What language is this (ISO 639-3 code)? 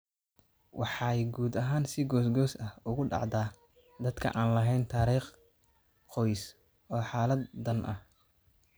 som